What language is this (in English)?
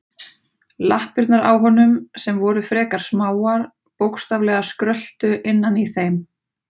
Icelandic